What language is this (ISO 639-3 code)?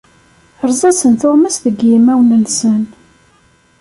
kab